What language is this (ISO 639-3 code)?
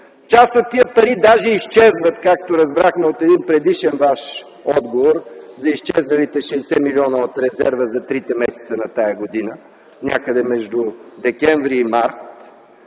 bul